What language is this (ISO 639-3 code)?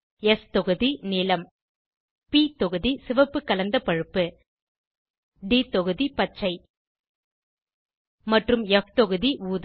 tam